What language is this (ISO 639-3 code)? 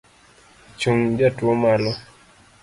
luo